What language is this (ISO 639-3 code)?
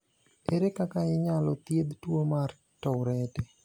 luo